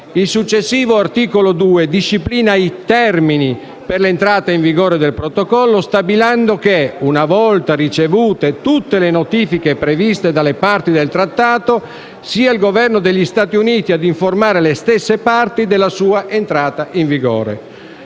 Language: Italian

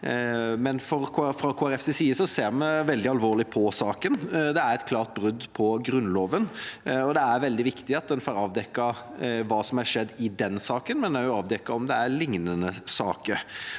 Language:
Norwegian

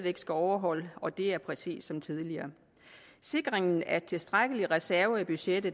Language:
Danish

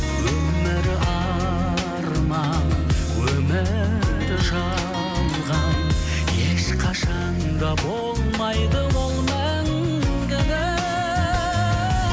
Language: Kazakh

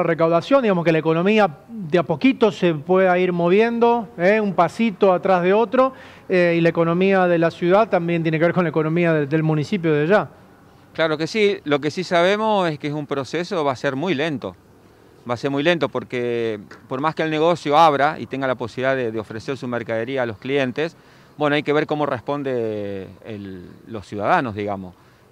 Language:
Spanish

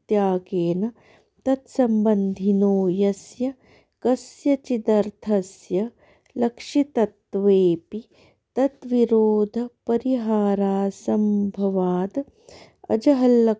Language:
Sanskrit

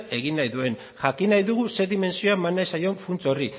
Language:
Basque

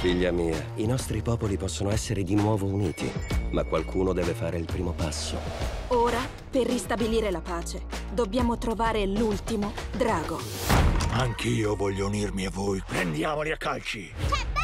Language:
Italian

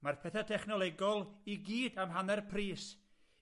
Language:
Welsh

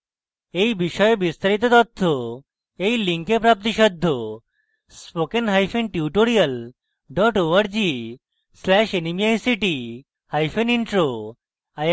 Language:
Bangla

